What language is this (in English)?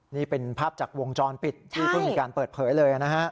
Thai